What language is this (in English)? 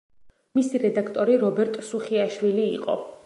Georgian